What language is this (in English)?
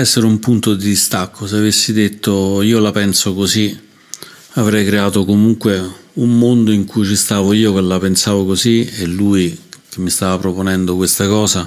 Italian